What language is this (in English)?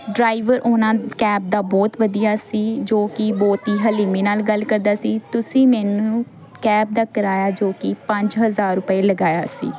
Punjabi